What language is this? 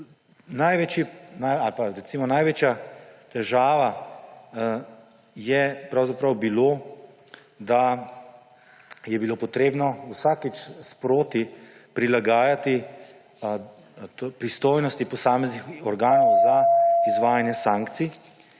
Slovenian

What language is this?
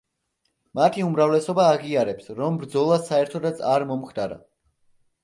Georgian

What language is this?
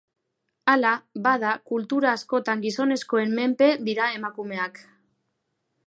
Basque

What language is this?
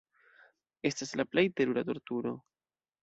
Esperanto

